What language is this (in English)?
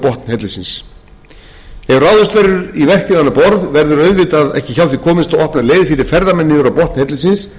Icelandic